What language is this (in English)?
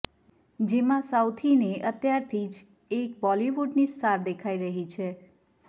Gujarati